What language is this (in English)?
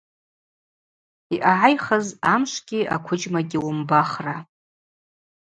Abaza